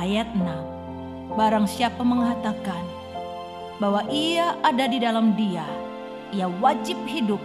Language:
Indonesian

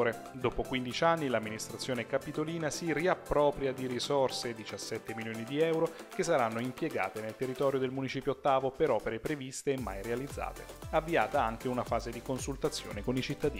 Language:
Italian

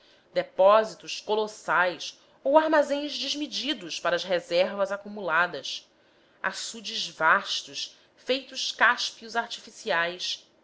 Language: Portuguese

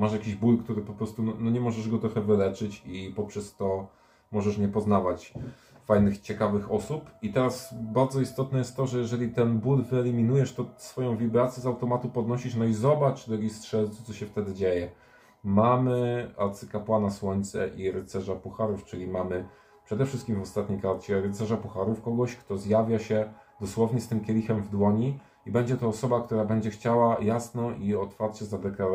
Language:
Polish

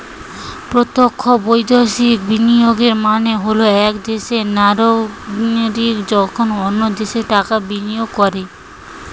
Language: Bangla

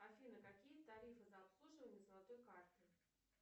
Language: Russian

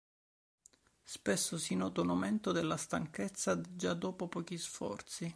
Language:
Italian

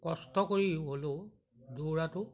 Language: Assamese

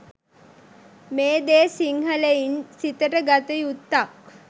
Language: Sinhala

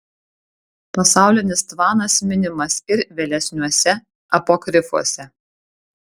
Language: Lithuanian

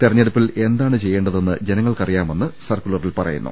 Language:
Malayalam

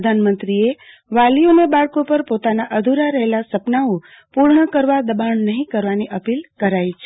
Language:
Gujarati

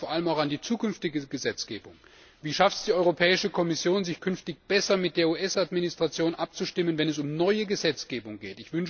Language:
German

